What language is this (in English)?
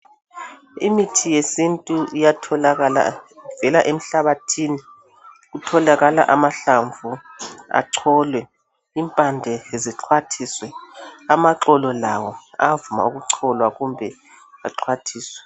North Ndebele